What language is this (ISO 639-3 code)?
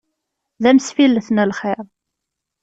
kab